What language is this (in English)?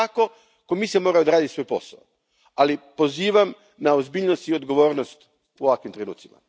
Croatian